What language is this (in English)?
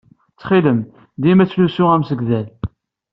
Kabyle